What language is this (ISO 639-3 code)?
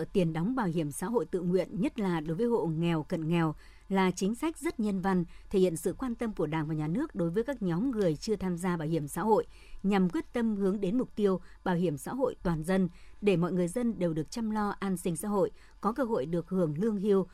vie